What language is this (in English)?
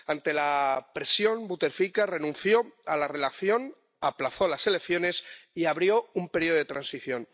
Spanish